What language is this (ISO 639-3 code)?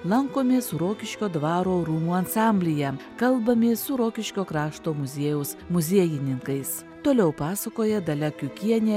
lit